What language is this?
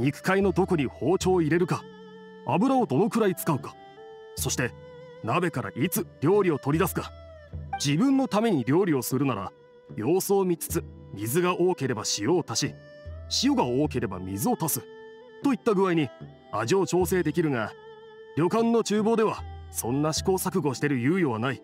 Japanese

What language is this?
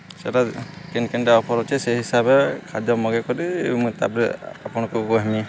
Odia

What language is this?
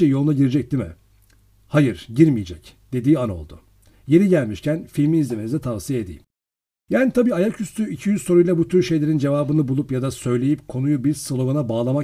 Turkish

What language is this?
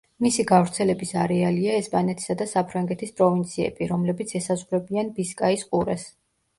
Georgian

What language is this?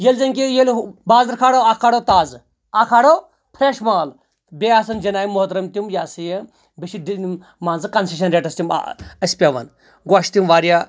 Kashmiri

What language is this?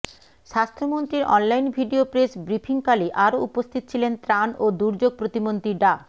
Bangla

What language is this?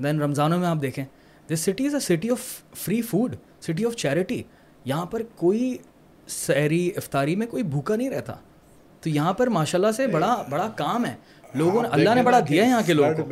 Urdu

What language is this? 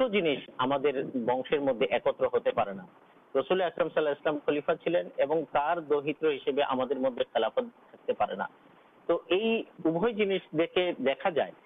Urdu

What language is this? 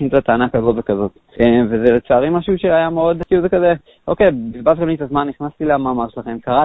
Hebrew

